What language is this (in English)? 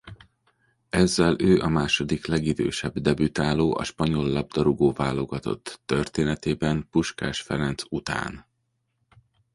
Hungarian